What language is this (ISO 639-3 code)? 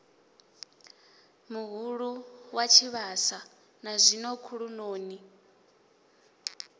ven